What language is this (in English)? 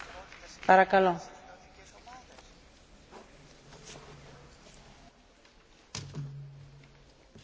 Dutch